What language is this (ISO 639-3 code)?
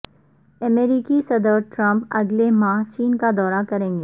urd